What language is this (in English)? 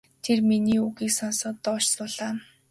Mongolian